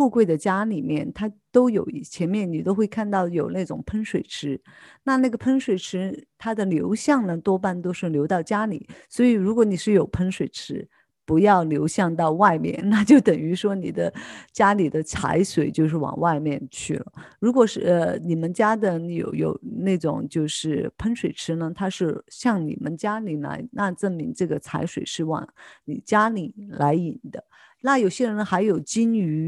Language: Chinese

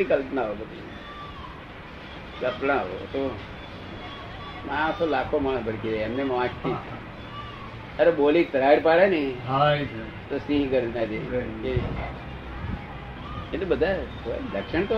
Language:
Gujarati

